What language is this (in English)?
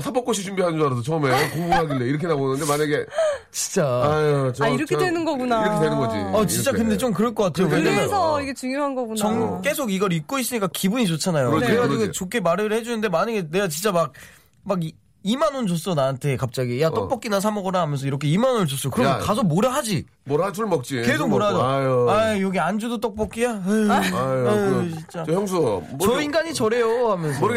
Korean